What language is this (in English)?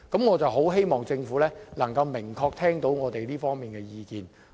Cantonese